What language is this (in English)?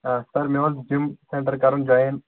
Kashmiri